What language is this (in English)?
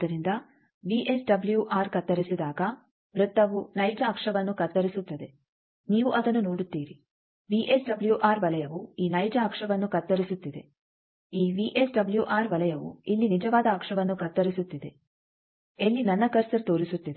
Kannada